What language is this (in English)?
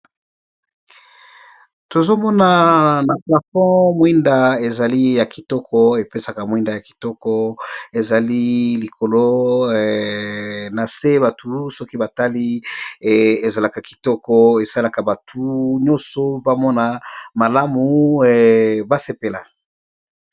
Lingala